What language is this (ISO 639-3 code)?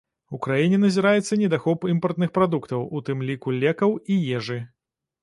bel